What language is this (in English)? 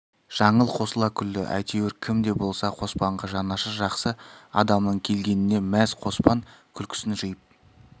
Kazakh